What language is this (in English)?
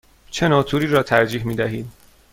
Persian